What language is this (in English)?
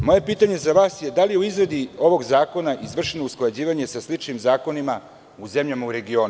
Serbian